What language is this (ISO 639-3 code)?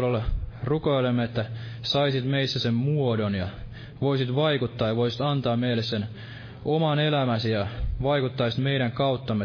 fin